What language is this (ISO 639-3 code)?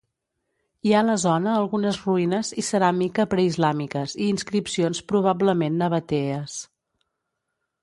cat